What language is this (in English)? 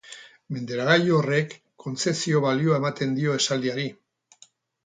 Basque